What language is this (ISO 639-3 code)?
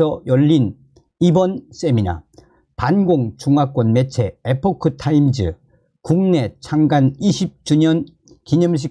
kor